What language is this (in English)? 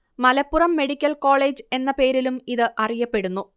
Malayalam